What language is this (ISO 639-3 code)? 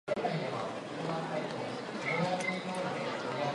jpn